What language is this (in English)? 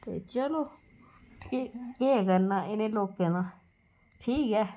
Dogri